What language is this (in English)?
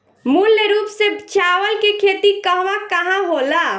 Bhojpuri